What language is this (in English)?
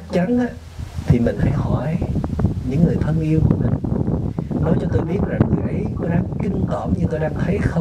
Vietnamese